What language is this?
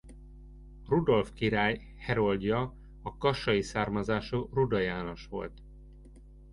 Hungarian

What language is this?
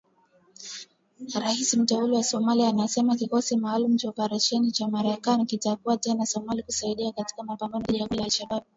Swahili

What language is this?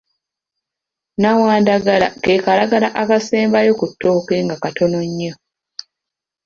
Ganda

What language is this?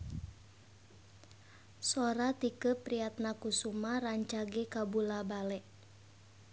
Sundanese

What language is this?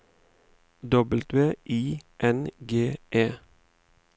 Norwegian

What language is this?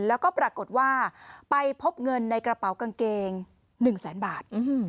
Thai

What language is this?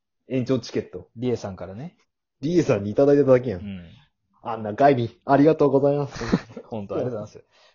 Japanese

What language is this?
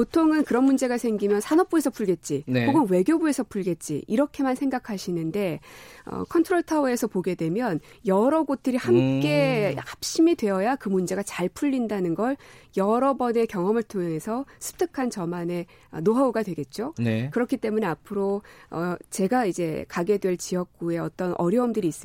Korean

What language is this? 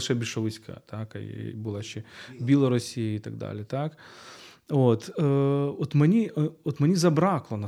Ukrainian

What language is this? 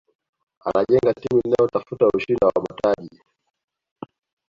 Swahili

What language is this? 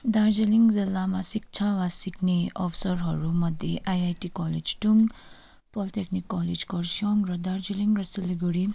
Nepali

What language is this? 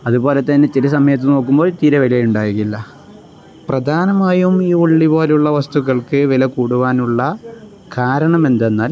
Malayalam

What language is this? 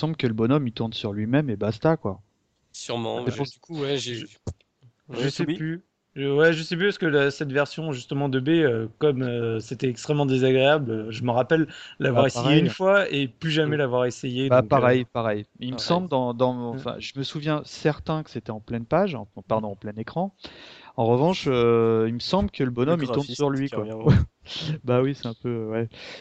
French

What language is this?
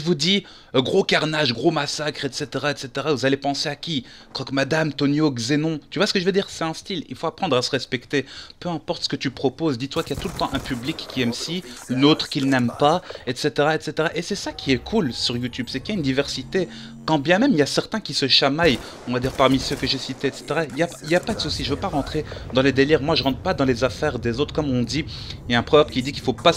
French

